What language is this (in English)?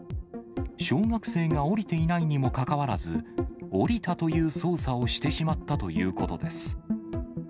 Japanese